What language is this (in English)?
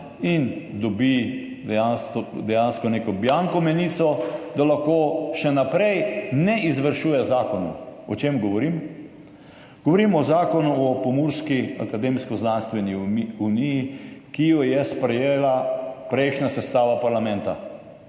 Slovenian